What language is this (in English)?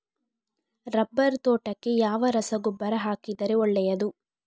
Kannada